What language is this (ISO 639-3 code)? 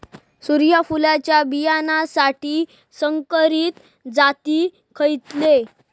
mar